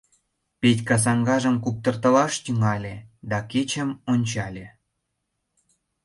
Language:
Mari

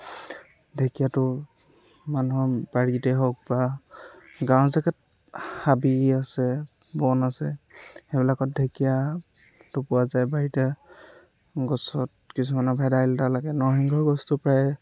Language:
Assamese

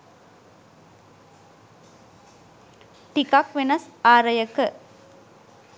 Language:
Sinhala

